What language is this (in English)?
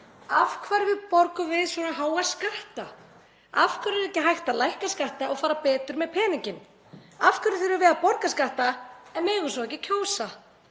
Icelandic